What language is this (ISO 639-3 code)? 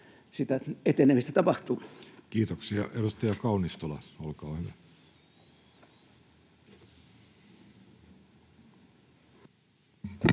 fin